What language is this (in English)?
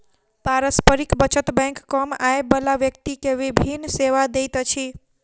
Maithili